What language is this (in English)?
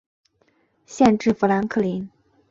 Chinese